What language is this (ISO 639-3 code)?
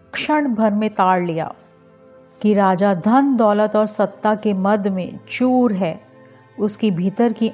hin